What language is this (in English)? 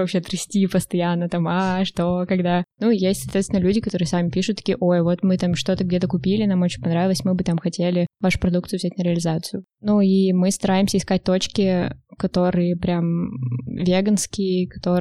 Russian